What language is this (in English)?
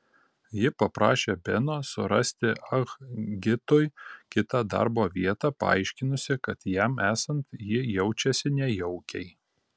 Lithuanian